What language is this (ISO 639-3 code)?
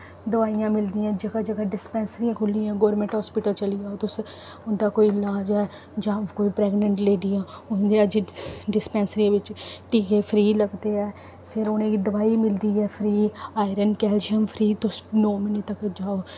doi